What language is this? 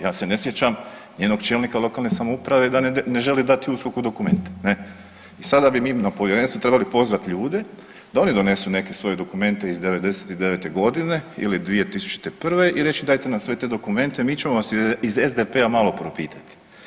Croatian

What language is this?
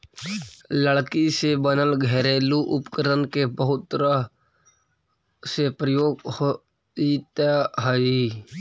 Magahi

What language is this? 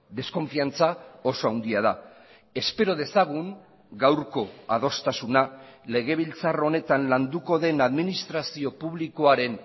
Basque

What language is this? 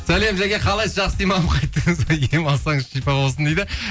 Kazakh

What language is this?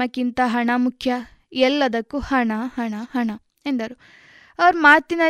Kannada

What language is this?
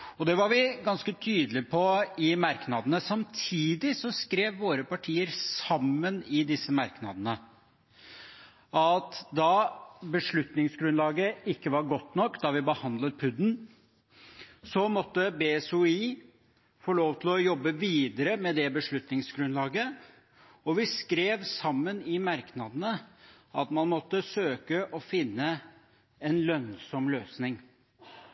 Norwegian Bokmål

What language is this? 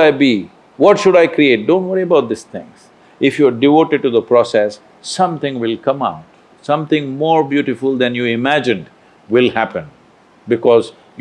English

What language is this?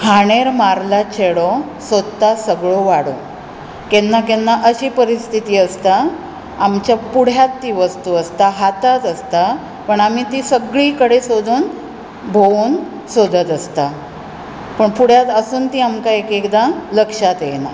Konkani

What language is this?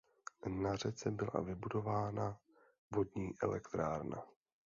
Czech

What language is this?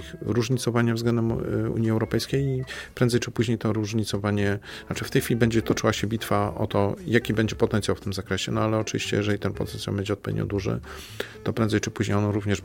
Polish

